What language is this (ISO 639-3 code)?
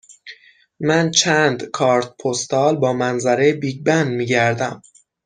fas